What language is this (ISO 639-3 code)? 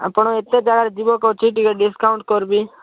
ori